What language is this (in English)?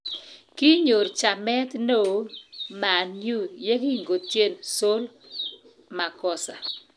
Kalenjin